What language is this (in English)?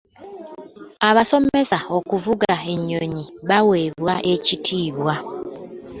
Ganda